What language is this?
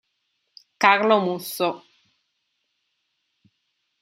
Italian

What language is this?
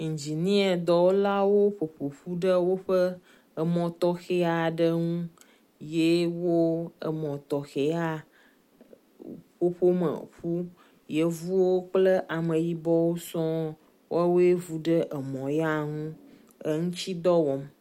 Ewe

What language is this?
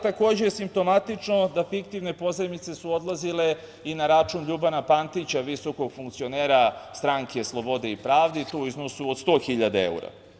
Serbian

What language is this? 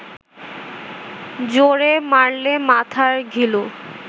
Bangla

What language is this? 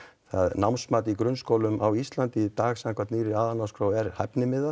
Icelandic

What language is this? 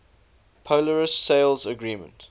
English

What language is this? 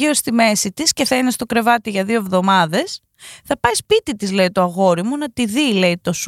Greek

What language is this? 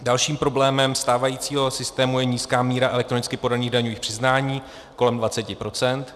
Czech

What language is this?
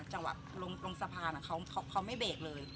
Thai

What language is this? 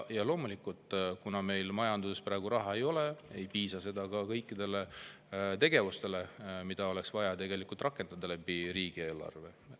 Estonian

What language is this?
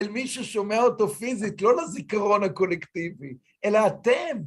Hebrew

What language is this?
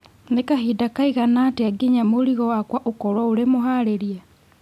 Kikuyu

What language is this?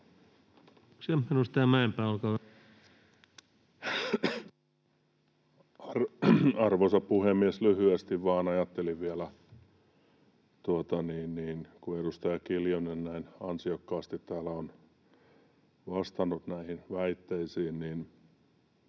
Finnish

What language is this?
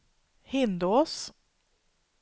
Swedish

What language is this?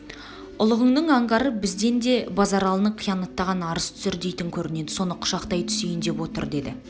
Kazakh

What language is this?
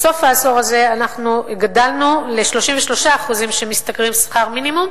Hebrew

